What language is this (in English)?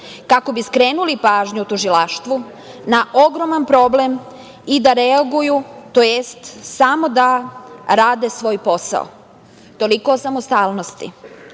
Serbian